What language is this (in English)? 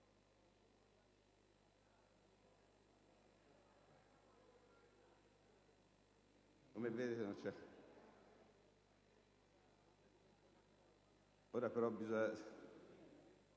Italian